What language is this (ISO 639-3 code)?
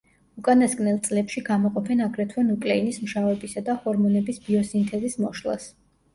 kat